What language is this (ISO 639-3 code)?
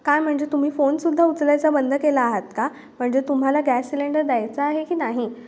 mar